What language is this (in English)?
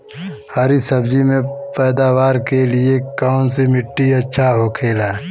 Bhojpuri